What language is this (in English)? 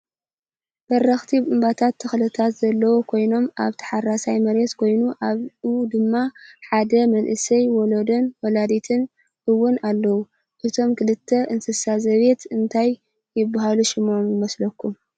Tigrinya